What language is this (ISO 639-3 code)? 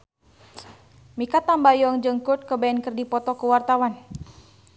sun